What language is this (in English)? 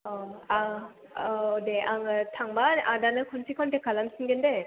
Bodo